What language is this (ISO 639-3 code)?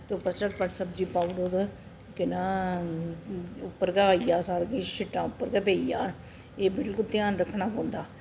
doi